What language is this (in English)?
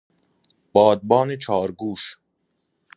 Persian